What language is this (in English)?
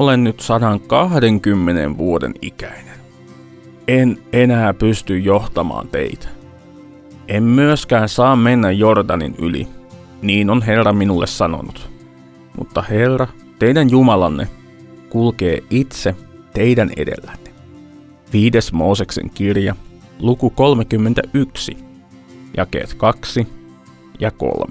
Finnish